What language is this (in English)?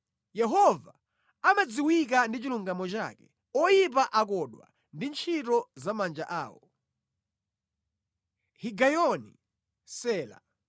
Nyanja